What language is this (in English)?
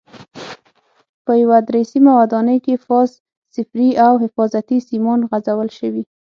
Pashto